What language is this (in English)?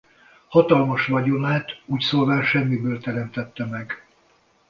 Hungarian